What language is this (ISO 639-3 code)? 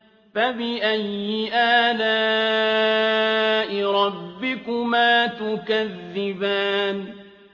ara